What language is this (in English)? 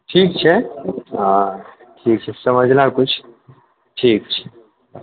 Maithili